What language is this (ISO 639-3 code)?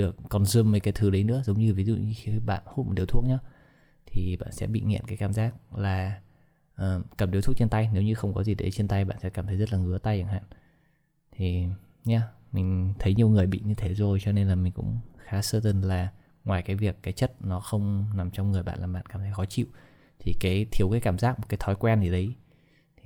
vie